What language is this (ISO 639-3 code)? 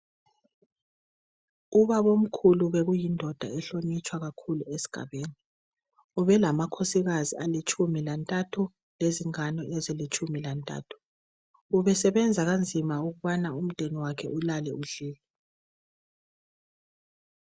nde